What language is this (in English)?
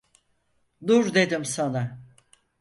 Turkish